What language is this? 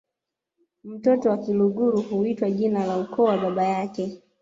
Swahili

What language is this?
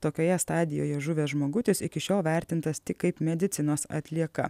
Lithuanian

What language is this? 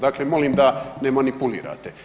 Croatian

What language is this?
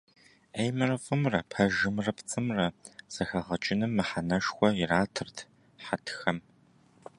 Kabardian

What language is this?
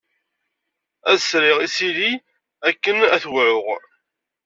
Kabyle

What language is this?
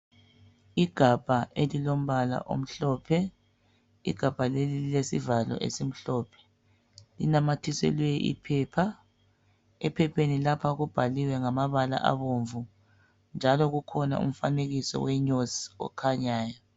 North Ndebele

